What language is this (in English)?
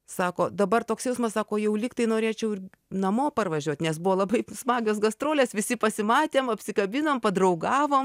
Lithuanian